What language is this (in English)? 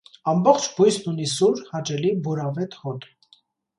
Armenian